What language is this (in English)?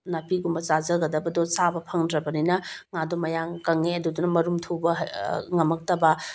Manipuri